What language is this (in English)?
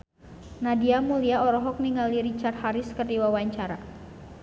Sundanese